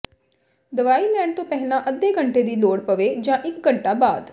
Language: Punjabi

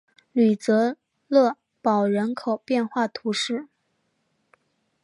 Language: Chinese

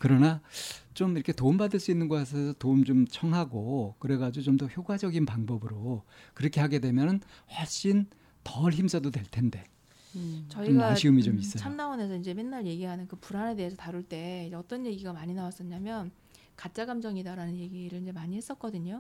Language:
Korean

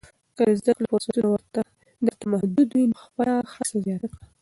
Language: Pashto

